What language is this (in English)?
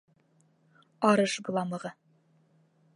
Bashkir